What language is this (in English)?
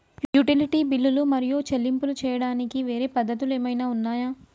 Telugu